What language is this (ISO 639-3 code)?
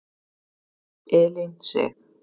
isl